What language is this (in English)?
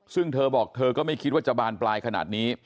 Thai